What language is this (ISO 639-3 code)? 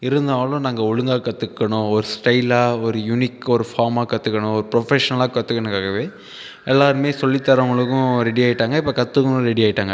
tam